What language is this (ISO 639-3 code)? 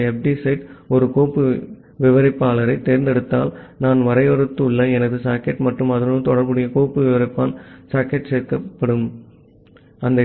tam